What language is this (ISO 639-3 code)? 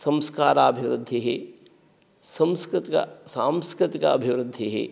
san